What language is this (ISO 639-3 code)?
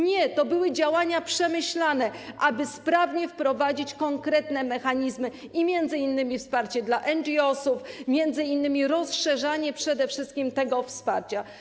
pol